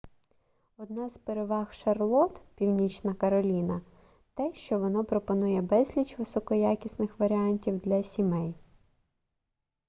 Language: Ukrainian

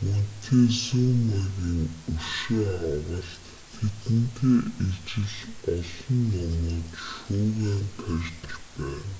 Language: Mongolian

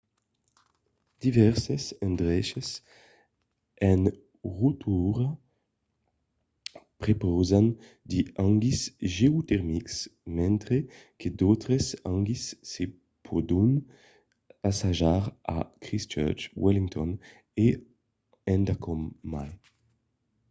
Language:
Occitan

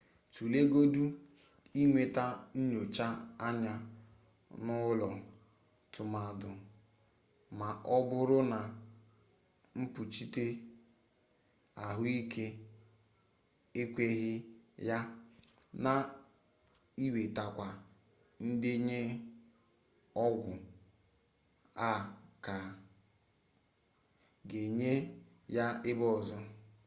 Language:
Igbo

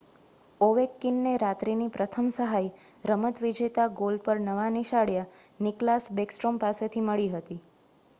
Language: Gujarati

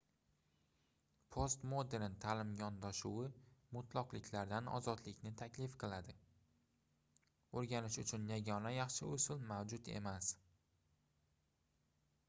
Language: Uzbek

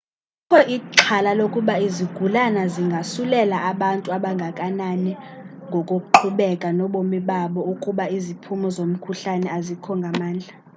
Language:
Xhosa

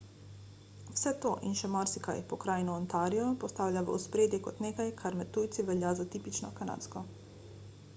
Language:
Slovenian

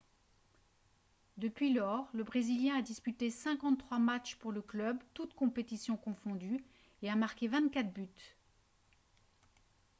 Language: French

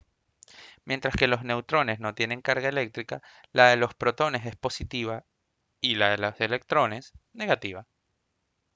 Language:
Spanish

